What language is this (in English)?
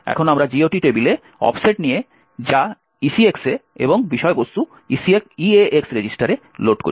Bangla